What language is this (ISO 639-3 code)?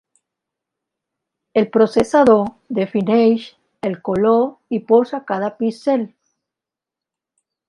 cat